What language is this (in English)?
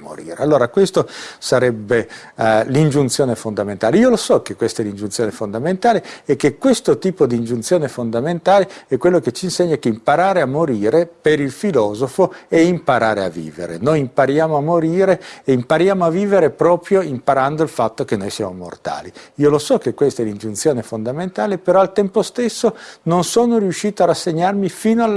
Italian